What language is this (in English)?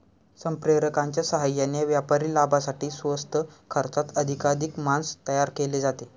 Marathi